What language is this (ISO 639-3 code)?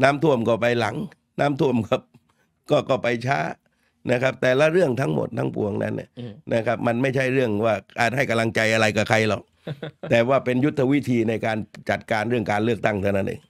tha